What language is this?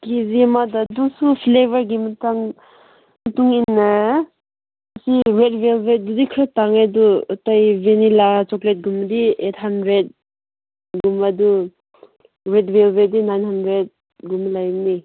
Manipuri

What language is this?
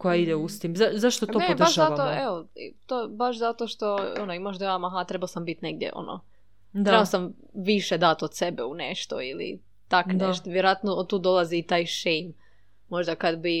Croatian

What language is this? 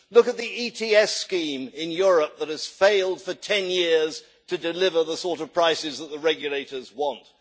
English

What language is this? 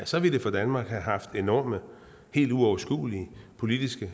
Danish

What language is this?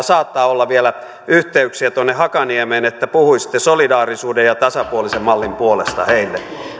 Finnish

